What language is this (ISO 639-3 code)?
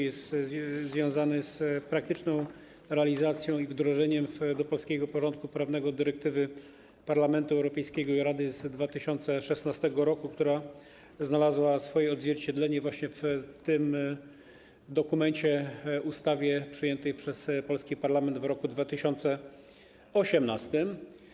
pol